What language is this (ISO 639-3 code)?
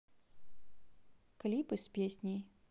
rus